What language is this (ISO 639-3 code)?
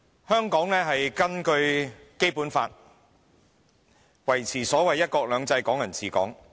yue